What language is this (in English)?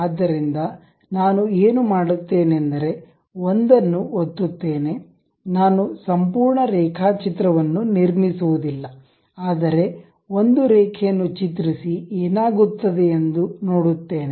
Kannada